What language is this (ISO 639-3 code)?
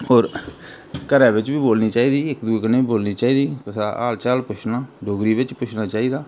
doi